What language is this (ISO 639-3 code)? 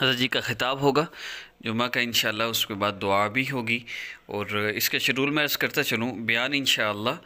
ind